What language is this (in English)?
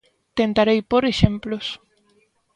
Galician